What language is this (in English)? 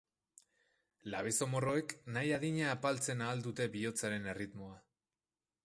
Basque